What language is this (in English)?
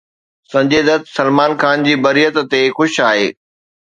Sindhi